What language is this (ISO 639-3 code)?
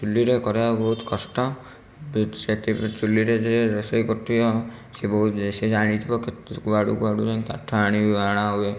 ori